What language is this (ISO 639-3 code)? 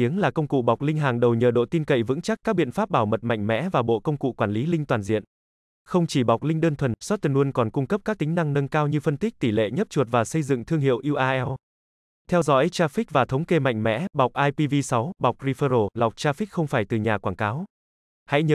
vie